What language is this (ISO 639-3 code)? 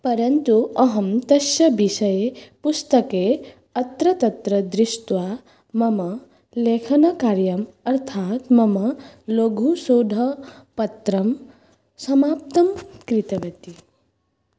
san